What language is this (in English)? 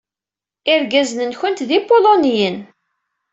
Kabyle